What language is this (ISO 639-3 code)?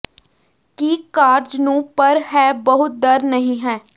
pan